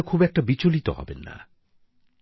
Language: Bangla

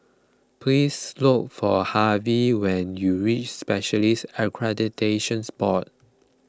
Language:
English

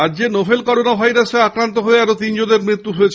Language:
Bangla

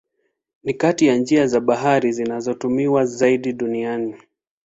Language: Swahili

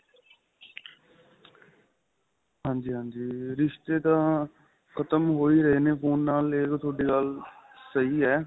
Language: Punjabi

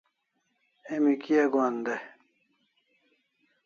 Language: Kalasha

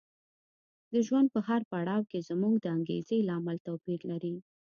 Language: Pashto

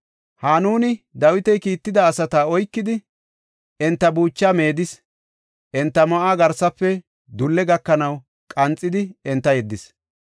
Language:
Gofa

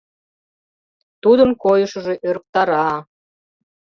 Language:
Mari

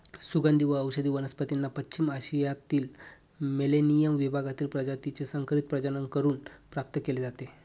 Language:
Marathi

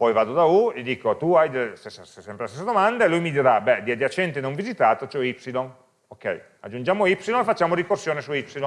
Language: Italian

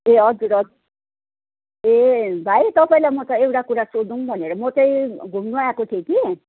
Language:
Nepali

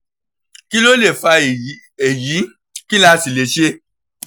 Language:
Yoruba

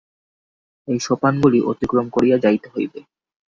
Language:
Bangla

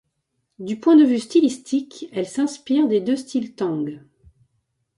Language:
French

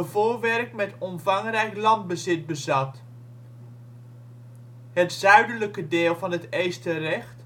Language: Dutch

